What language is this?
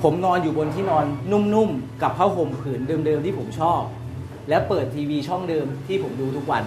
Thai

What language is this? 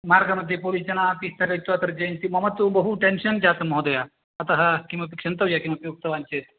Sanskrit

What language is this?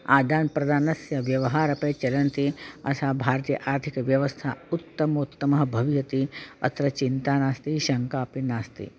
Sanskrit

